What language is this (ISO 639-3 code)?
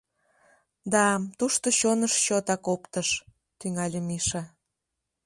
chm